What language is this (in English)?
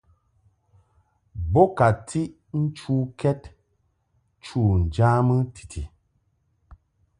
Mungaka